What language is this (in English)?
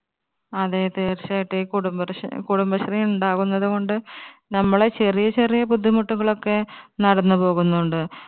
Malayalam